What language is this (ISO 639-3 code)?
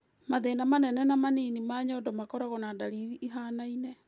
kik